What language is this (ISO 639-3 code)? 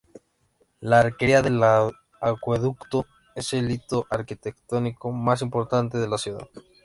spa